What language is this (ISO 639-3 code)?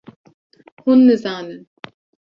kur